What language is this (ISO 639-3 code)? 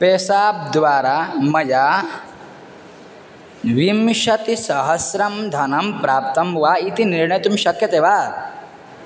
san